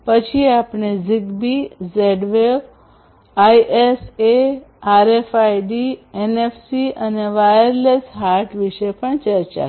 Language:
Gujarati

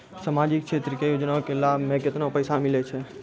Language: Maithili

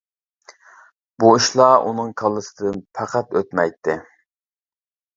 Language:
Uyghur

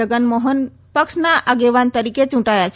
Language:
Gujarati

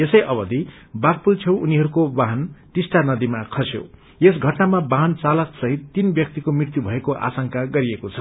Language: Nepali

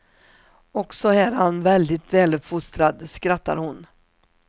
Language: Swedish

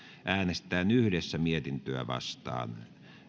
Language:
Finnish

